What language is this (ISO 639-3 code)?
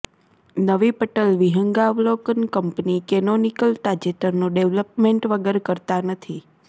guj